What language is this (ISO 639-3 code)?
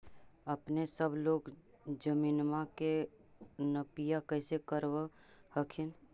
mag